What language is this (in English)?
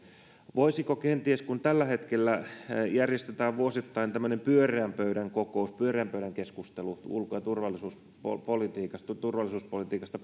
Finnish